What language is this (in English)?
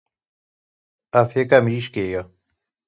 Kurdish